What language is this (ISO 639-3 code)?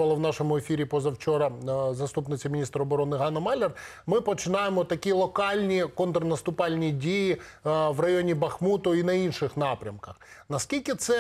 ukr